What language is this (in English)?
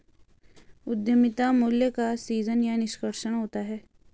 Hindi